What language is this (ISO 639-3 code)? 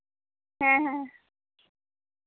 sat